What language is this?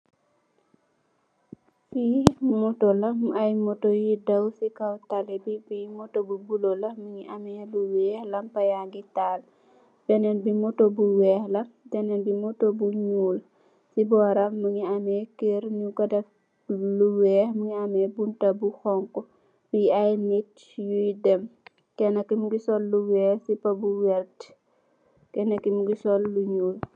Wolof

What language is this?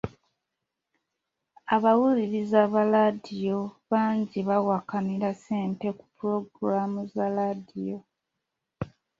Ganda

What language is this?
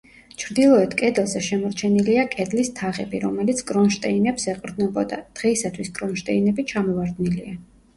Georgian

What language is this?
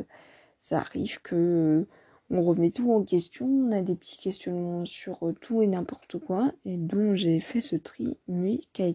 French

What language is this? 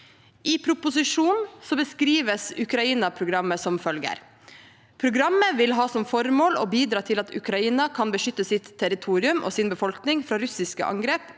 Norwegian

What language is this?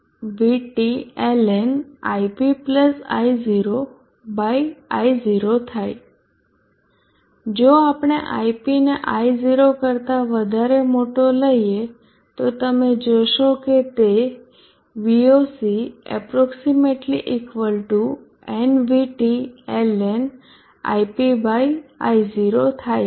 Gujarati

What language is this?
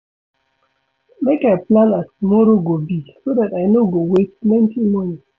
Nigerian Pidgin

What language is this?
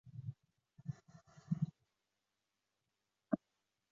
Chinese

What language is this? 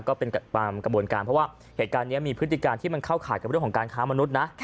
Thai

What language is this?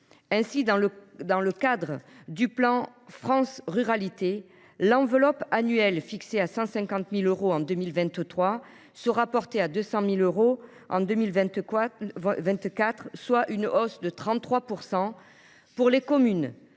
French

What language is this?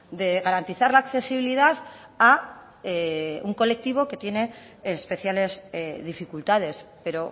Spanish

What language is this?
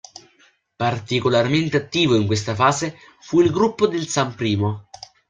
Italian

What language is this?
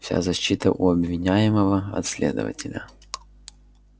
Russian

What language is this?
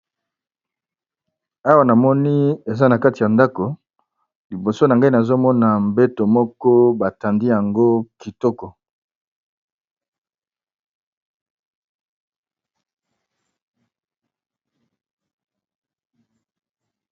Lingala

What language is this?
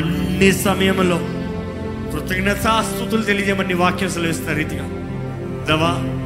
Telugu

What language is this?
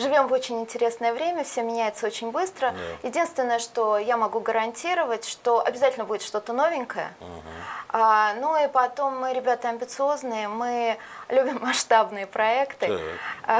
Russian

